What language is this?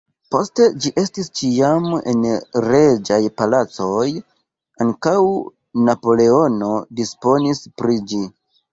Esperanto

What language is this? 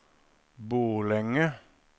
Norwegian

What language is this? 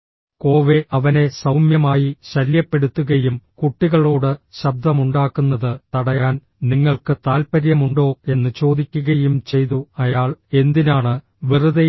Malayalam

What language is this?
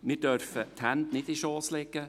Swiss German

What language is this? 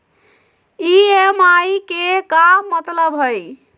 Magahi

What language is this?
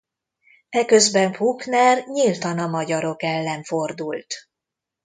Hungarian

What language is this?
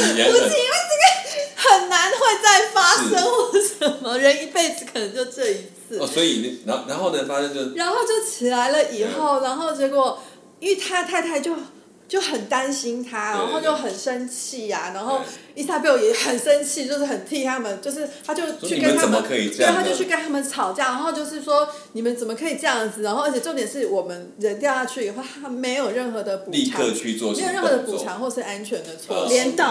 Chinese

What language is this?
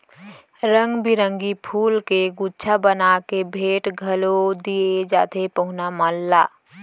Chhattisgarhi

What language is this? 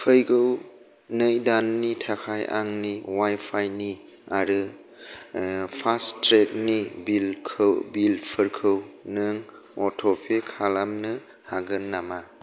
Bodo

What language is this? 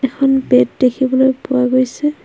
Assamese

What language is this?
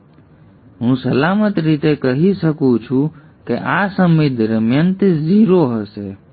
Gujarati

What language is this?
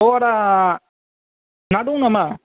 Bodo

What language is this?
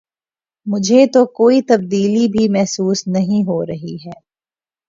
Urdu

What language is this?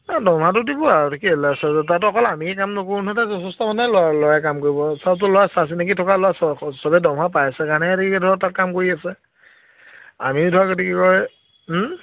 Assamese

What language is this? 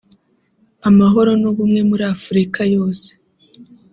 Kinyarwanda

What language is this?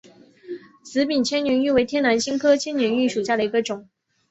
Chinese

